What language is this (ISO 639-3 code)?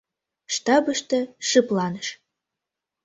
chm